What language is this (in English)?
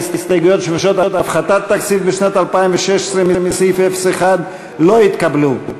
Hebrew